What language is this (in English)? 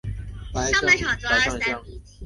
Chinese